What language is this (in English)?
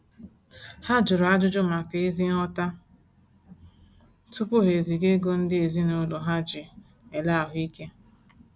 Igbo